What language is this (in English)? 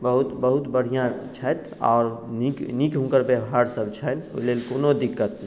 Maithili